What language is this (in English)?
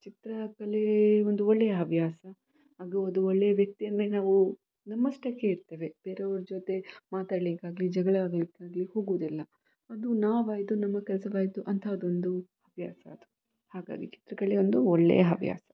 Kannada